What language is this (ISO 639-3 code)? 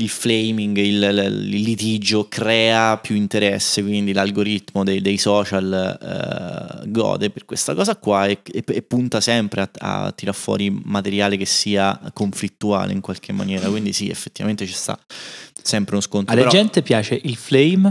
ita